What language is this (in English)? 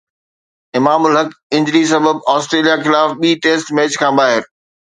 Sindhi